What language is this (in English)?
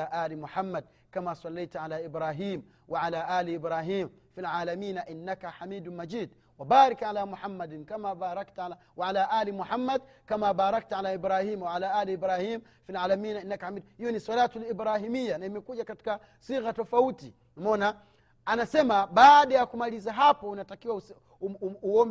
Swahili